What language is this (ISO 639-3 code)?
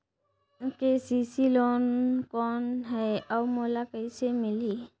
hne